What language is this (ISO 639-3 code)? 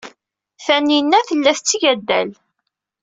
kab